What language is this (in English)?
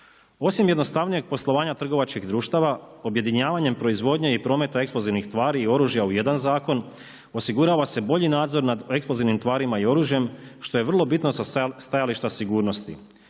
Croatian